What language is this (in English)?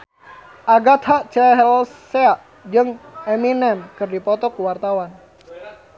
Sundanese